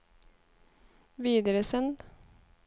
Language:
Norwegian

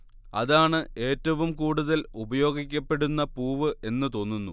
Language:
Malayalam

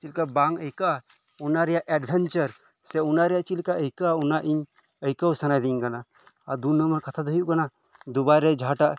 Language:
Santali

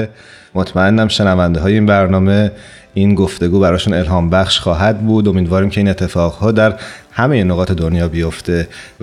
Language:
Persian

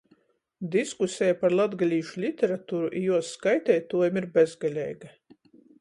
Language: Latgalian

